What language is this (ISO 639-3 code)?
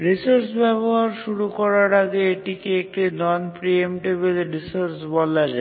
ben